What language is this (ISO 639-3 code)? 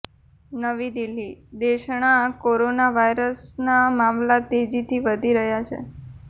guj